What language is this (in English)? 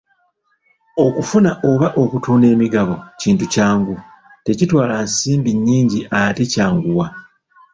Ganda